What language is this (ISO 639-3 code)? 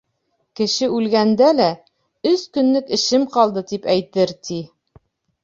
bak